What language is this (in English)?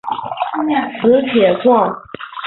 Chinese